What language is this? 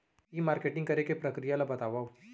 Chhattisgarhi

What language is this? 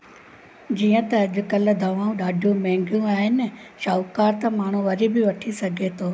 Sindhi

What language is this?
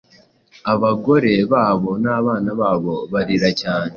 Kinyarwanda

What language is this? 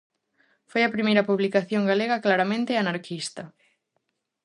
Galician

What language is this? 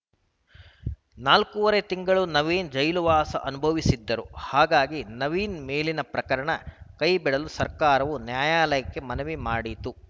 Kannada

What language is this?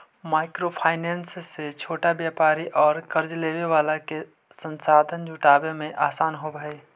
Magahi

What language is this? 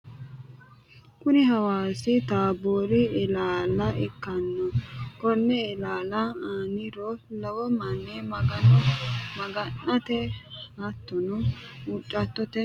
Sidamo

